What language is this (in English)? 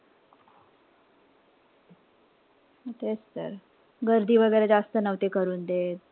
Marathi